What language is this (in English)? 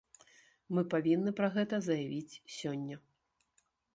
Belarusian